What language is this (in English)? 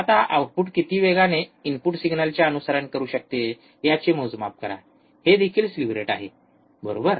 Marathi